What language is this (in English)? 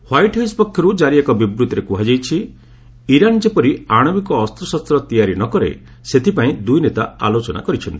Odia